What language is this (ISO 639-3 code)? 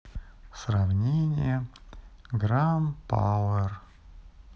rus